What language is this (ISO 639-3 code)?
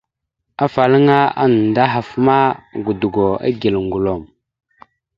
mxu